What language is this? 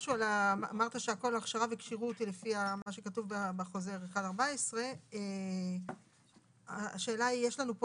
Hebrew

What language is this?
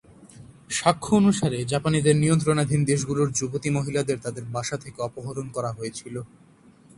Bangla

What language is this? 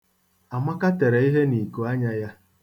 Igbo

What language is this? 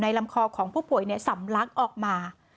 Thai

